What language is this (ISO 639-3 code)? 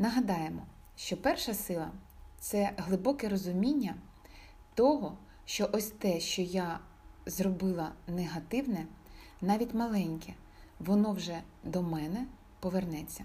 ukr